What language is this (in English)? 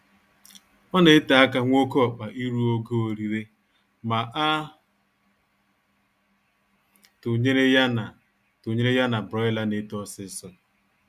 Igbo